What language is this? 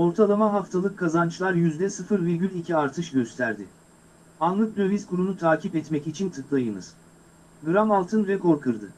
Turkish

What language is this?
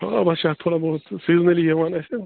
Kashmiri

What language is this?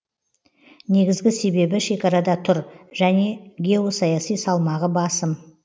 Kazakh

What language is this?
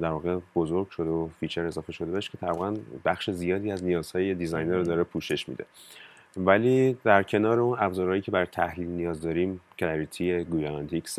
Persian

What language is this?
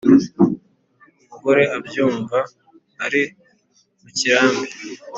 Kinyarwanda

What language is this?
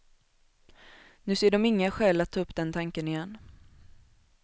Swedish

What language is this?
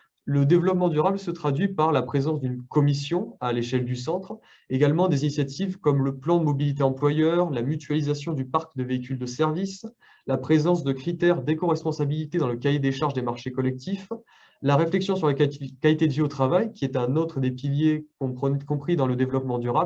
French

